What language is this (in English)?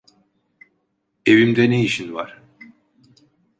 Turkish